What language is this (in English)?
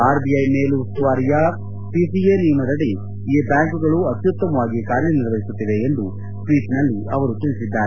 Kannada